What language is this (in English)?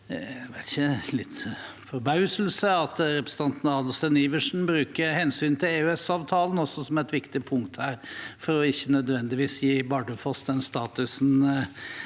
Norwegian